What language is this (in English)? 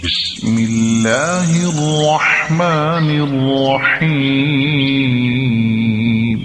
Arabic